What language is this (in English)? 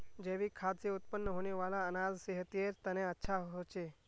Magahi